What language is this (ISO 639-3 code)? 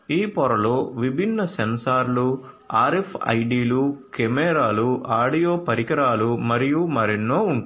tel